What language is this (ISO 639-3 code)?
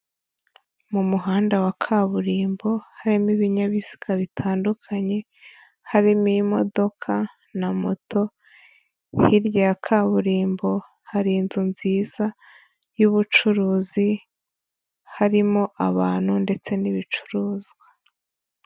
kin